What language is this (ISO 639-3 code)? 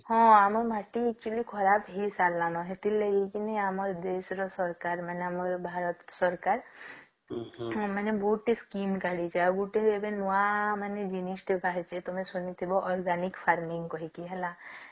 ori